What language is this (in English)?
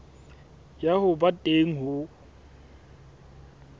Southern Sotho